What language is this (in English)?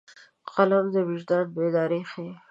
Pashto